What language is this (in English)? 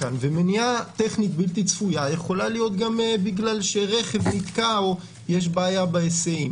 Hebrew